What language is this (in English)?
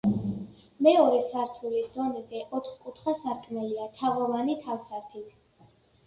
Georgian